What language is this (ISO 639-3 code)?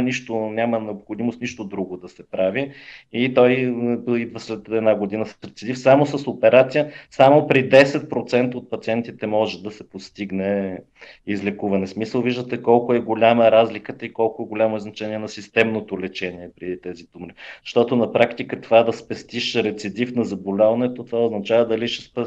bul